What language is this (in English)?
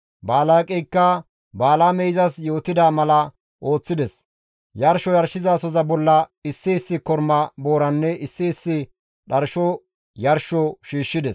Gamo